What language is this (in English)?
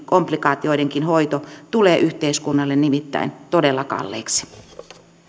Finnish